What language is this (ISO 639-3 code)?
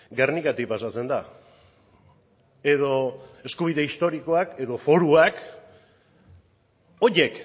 eus